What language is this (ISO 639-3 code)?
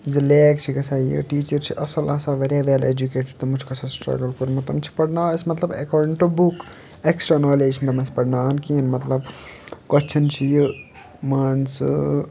kas